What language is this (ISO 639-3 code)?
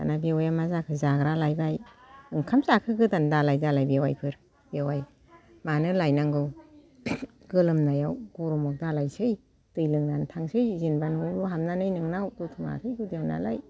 brx